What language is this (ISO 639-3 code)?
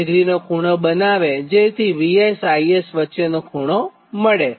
guj